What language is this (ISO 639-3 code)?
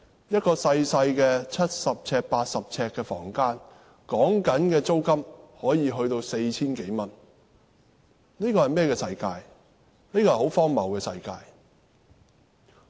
yue